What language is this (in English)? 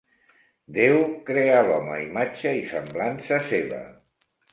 Catalan